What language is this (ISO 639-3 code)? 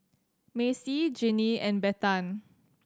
eng